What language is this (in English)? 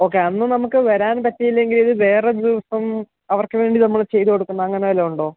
Malayalam